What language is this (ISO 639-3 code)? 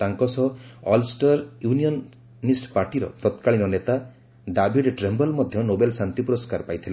ori